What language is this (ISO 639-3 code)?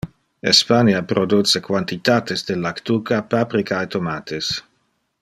ina